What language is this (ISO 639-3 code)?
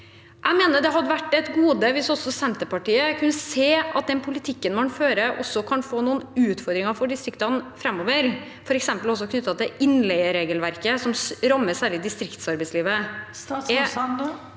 nor